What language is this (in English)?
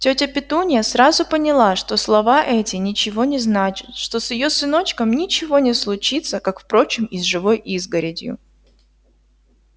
Russian